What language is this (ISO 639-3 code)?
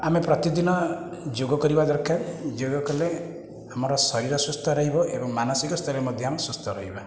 ori